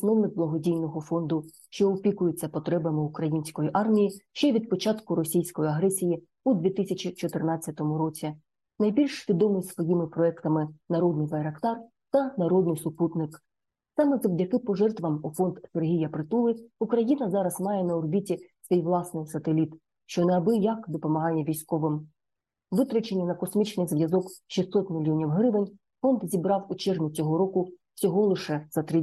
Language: Ukrainian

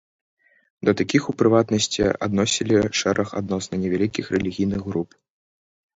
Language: Belarusian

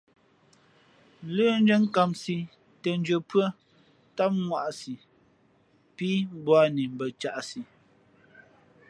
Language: Fe'fe'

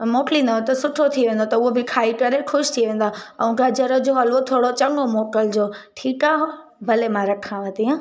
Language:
Sindhi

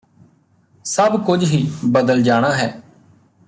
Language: Punjabi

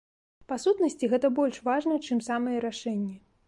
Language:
Belarusian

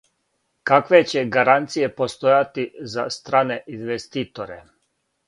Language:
Serbian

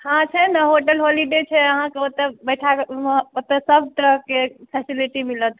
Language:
Maithili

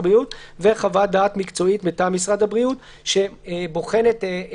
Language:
Hebrew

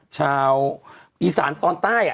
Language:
Thai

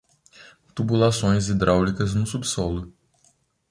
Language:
Portuguese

